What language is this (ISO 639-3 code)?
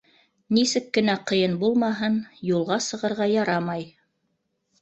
bak